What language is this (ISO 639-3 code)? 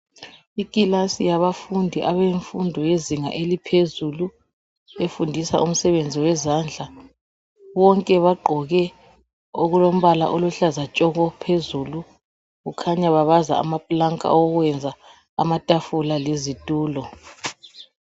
nde